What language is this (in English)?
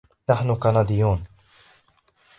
Arabic